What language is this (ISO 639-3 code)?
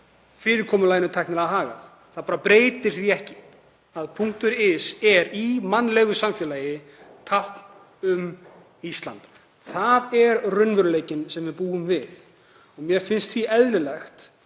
isl